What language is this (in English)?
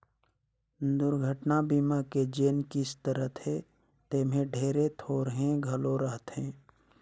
Chhattisgarhi